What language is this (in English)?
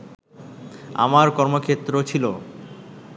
Bangla